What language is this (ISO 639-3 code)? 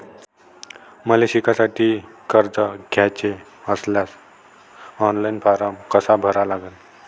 mar